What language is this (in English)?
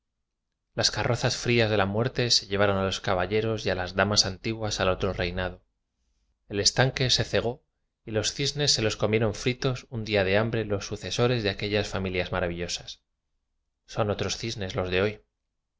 Spanish